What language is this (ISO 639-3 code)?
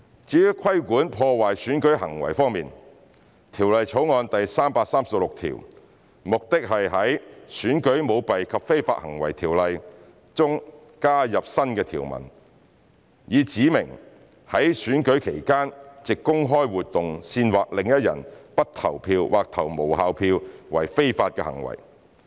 yue